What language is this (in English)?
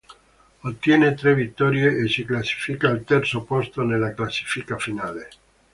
Italian